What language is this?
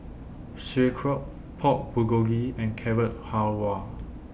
English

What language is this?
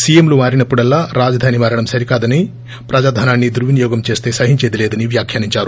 Telugu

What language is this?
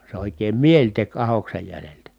Finnish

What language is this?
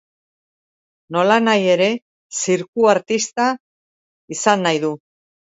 Basque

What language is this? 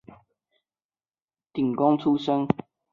Chinese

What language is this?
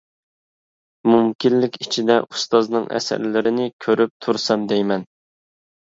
Uyghur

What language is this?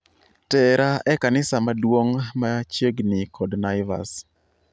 Luo (Kenya and Tanzania)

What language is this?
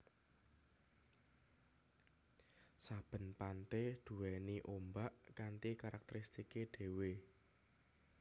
Javanese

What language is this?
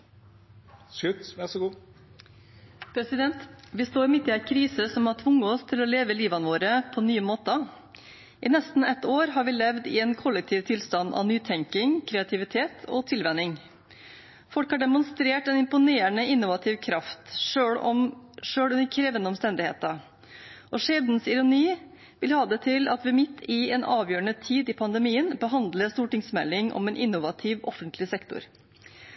Norwegian Bokmål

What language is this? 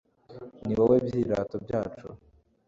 Kinyarwanda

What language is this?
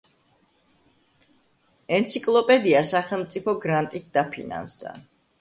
Georgian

